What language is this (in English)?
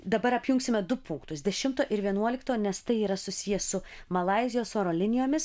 Lithuanian